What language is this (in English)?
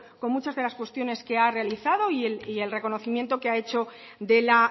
Spanish